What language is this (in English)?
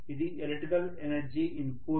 Telugu